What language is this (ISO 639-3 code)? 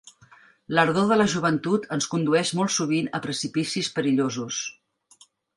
cat